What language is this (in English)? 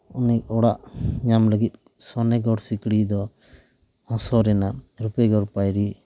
Santali